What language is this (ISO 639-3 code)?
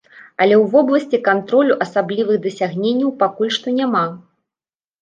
bel